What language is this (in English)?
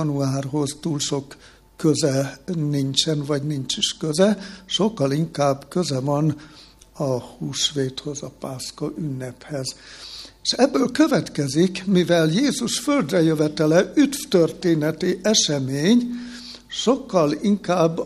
Hungarian